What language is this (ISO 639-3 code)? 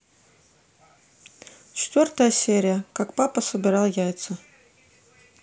rus